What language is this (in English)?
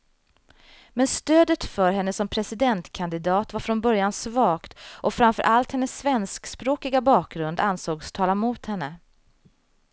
Swedish